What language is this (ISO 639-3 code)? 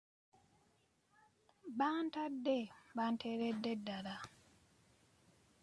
lug